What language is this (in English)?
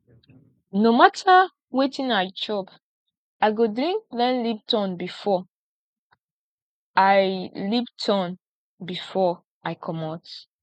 Nigerian Pidgin